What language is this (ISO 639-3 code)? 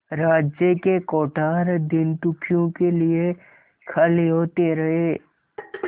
hin